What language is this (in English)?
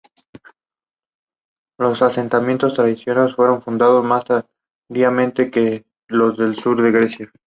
Spanish